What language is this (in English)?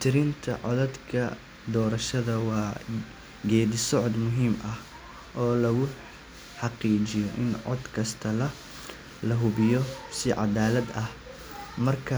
Somali